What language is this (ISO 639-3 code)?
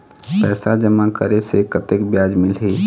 hne